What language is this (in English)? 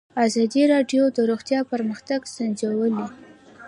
Pashto